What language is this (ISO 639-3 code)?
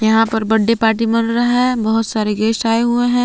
hin